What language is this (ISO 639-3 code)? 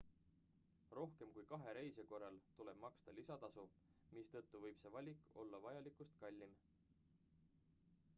est